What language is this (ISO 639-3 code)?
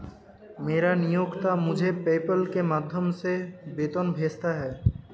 hin